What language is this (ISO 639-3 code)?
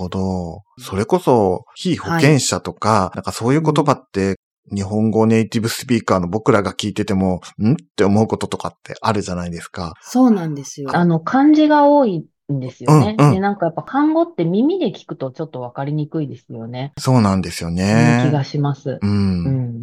jpn